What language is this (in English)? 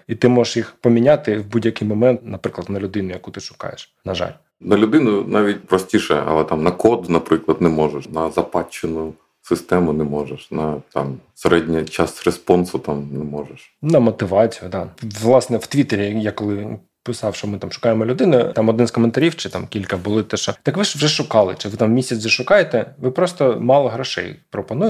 Ukrainian